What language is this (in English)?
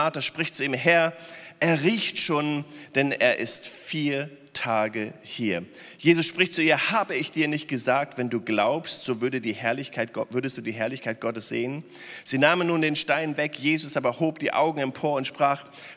German